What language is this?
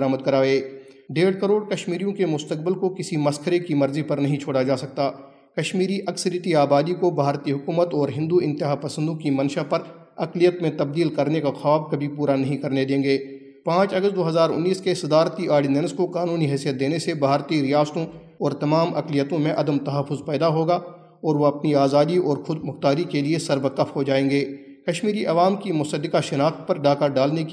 Urdu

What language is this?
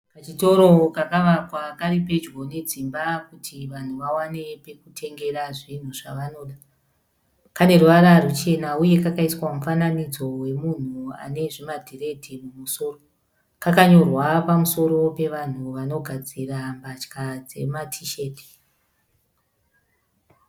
Shona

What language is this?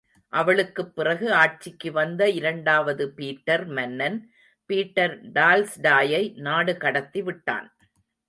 Tamil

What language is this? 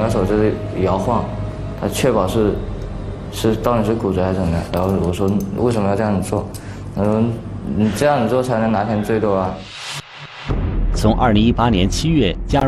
Chinese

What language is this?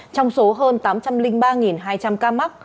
Vietnamese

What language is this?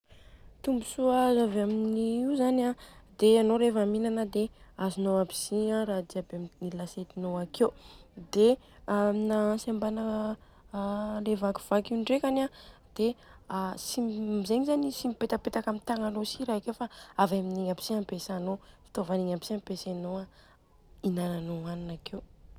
Southern Betsimisaraka Malagasy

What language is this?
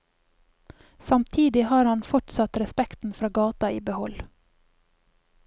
Norwegian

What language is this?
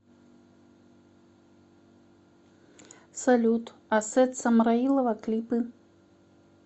Russian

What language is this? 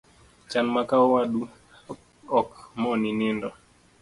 Luo (Kenya and Tanzania)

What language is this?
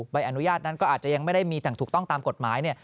Thai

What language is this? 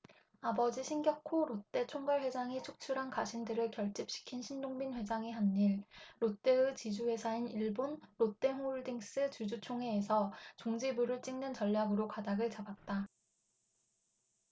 Korean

